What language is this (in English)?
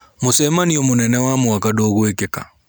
Kikuyu